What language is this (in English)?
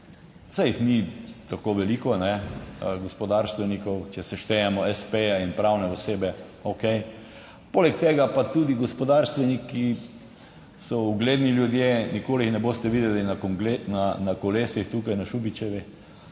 Slovenian